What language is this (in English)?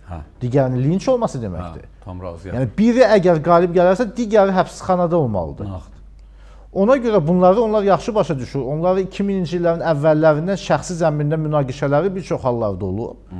Turkish